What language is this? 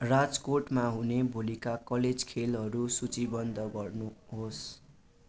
Nepali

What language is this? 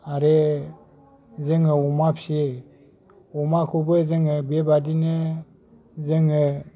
Bodo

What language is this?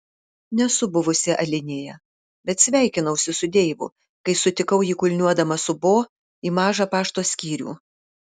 Lithuanian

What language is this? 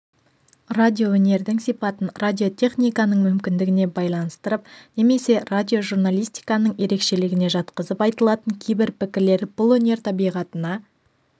Kazakh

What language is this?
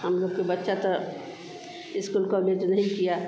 Hindi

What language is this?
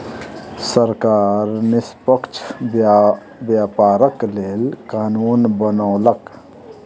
Maithili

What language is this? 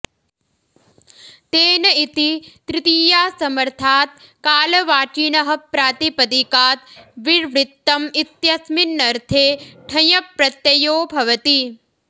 Sanskrit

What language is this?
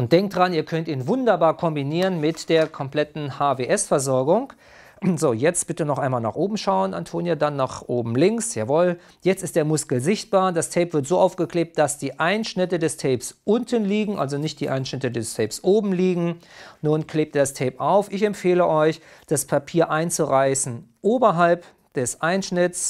German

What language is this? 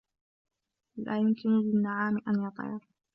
Arabic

